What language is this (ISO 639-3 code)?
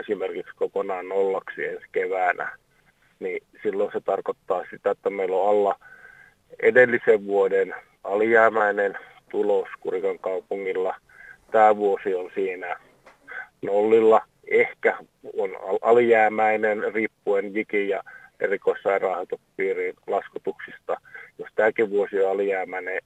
fin